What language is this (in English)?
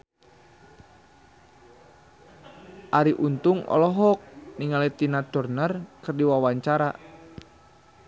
Sundanese